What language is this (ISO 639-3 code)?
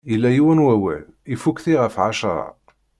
kab